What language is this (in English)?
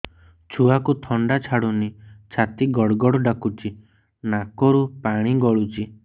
Odia